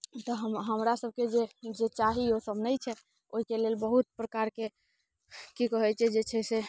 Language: Maithili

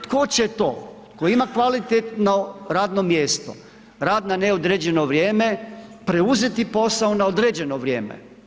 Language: Croatian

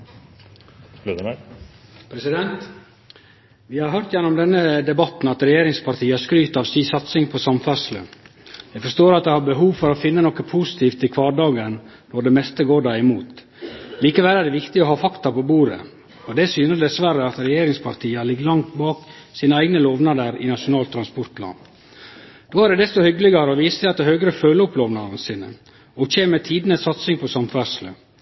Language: Norwegian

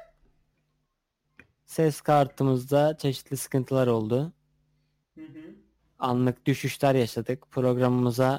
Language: Turkish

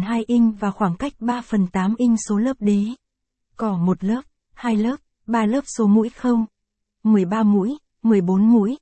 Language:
Vietnamese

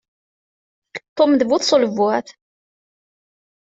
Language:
Kabyle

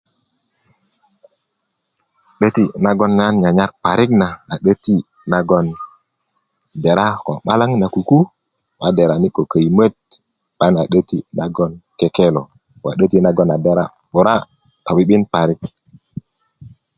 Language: Kuku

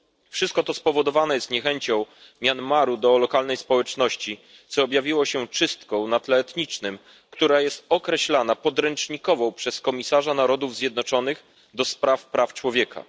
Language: Polish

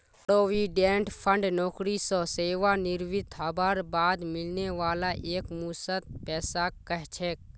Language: Magahi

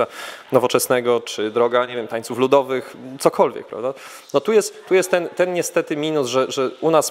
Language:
Polish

